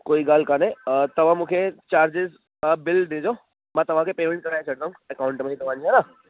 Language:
Sindhi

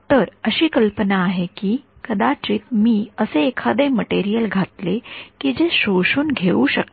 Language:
Marathi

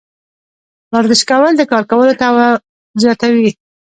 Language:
Pashto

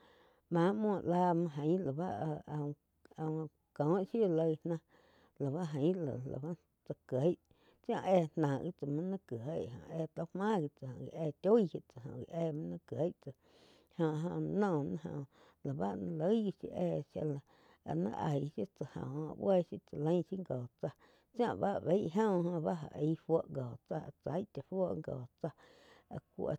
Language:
Quiotepec Chinantec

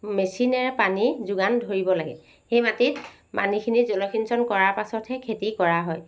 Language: Assamese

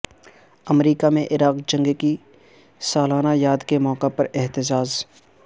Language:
Urdu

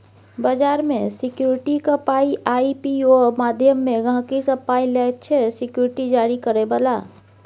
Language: Maithili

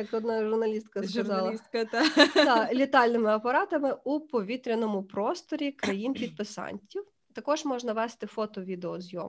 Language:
Ukrainian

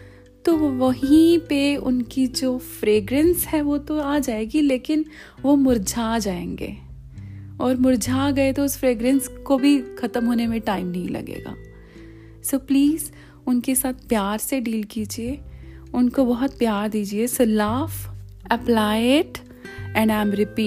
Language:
Hindi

